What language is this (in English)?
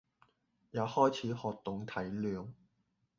Cantonese